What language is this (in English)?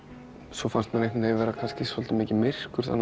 Icelandic